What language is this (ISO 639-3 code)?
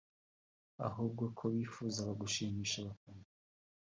kin